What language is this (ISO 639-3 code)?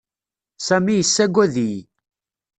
kab